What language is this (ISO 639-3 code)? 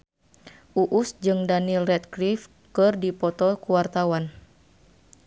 sun